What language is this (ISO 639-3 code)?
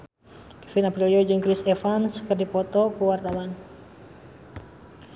sun